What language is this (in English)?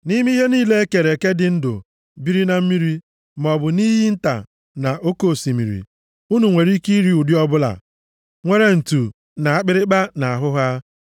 Igbo